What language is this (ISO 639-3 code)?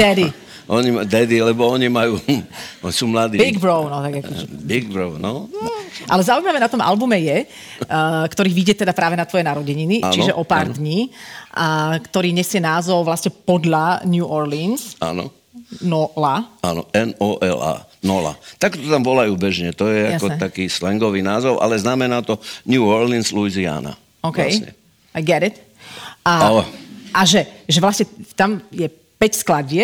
slk